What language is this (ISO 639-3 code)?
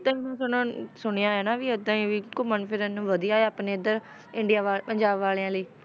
pan